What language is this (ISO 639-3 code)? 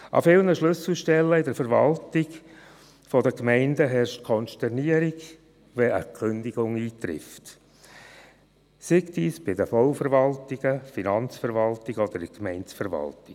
gsw